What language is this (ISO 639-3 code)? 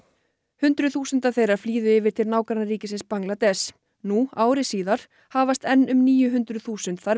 isl